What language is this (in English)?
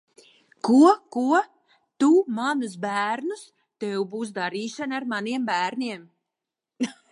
Latvian